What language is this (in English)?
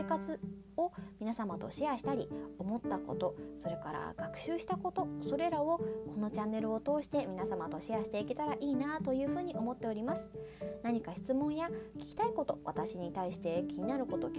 Japanese